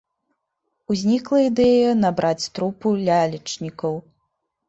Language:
Belarusian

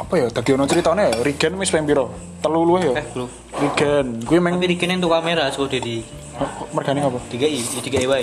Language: Indonesian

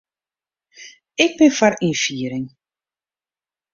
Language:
Western Frisian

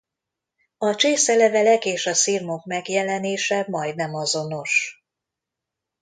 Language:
Hungarian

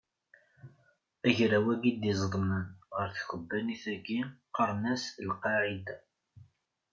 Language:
Kabyle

